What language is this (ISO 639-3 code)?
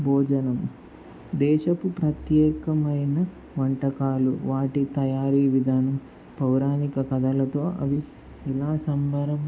tel